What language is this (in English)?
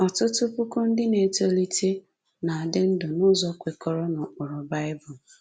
Igbo